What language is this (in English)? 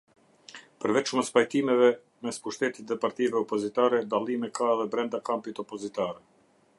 Albanian